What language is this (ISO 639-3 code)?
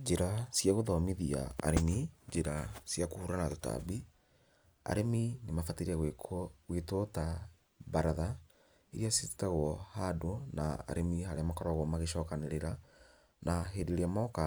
kik